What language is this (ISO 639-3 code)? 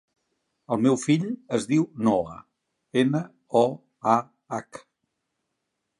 cat